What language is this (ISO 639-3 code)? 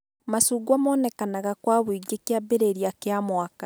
kik